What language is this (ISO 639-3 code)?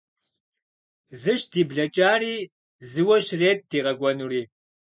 kbd